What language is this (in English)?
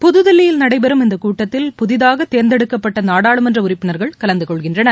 Tamil